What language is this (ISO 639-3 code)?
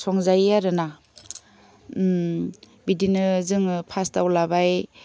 brx